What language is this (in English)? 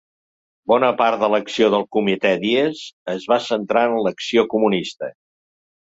Catalan